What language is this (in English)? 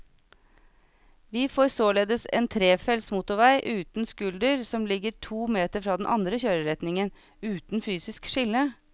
Norwegian